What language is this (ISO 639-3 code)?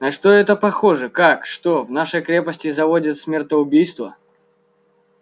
rus